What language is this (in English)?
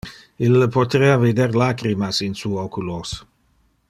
Interlingua